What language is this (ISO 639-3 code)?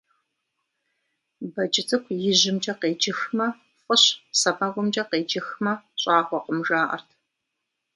kbd